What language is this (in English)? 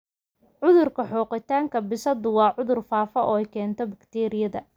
Somali